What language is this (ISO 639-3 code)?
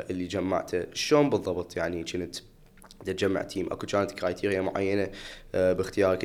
ara